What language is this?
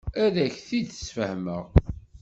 Kabyle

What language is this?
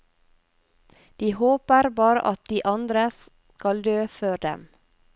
Norwegian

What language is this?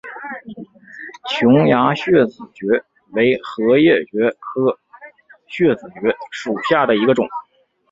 Chinese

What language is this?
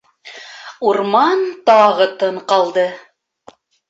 Bashkir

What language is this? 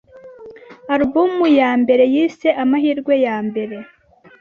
Kinyarwanda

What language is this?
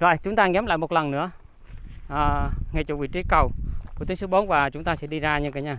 Vietnamese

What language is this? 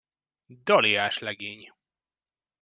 Hungarian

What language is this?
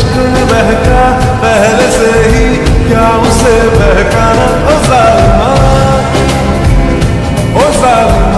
Arabic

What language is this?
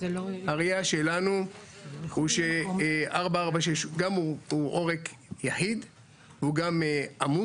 Hebrew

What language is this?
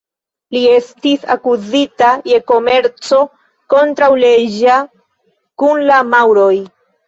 Esperanto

